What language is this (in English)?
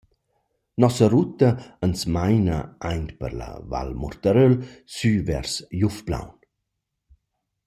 Romansh